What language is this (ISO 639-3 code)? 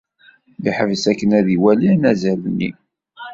kab